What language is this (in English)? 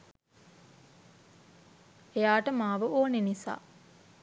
Sinhala